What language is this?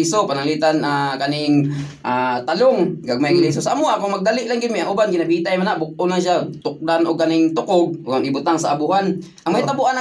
Filipino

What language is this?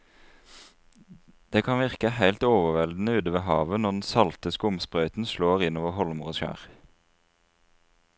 Norwegian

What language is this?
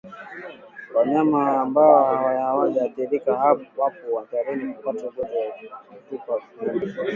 Swahili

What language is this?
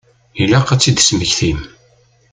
Kabyle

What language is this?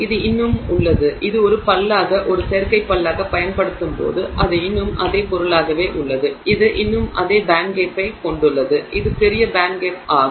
Tamil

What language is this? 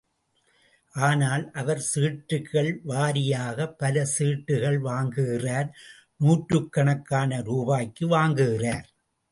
Tamil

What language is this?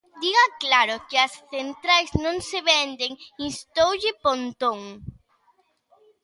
Galician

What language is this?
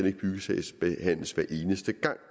Danish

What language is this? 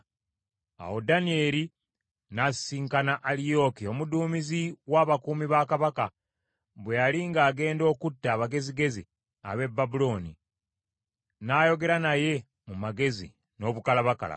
Ganda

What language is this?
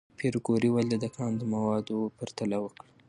Pashto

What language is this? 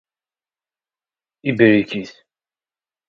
Kabyle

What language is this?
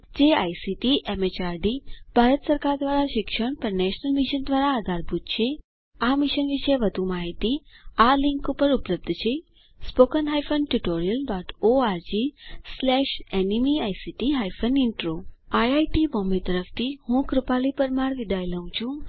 Gujarati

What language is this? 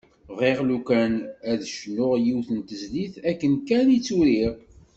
Kabyle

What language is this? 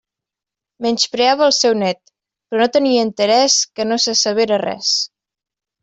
Catalan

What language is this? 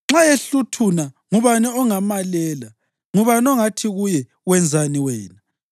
North Ndebele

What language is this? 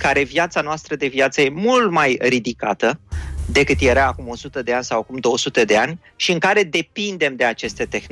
Romanian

